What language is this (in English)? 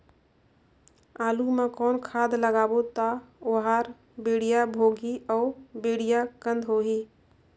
Chhattisgarhi